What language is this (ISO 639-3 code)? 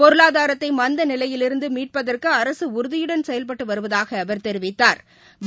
tam